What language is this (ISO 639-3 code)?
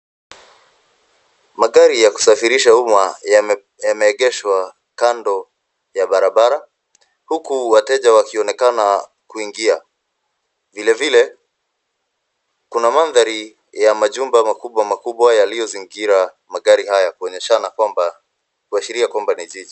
swa